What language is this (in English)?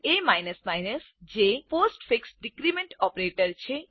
Gujarati